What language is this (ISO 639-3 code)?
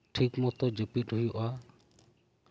sat